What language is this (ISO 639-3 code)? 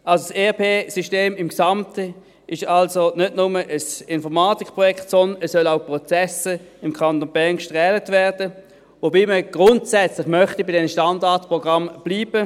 gsw